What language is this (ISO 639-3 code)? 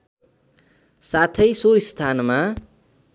nep